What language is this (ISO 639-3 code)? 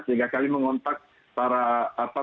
ind